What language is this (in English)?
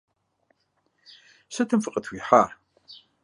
Kabardian